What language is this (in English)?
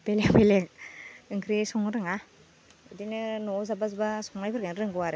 Bodo